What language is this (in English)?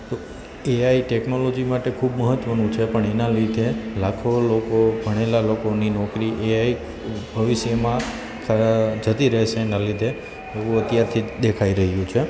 Gujarati